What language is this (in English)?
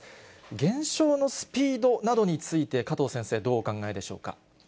Japanese